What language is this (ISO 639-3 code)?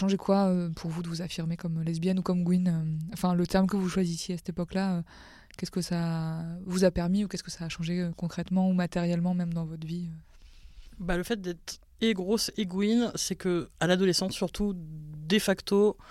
fra